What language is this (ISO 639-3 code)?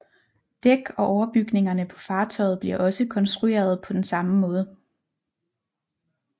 dan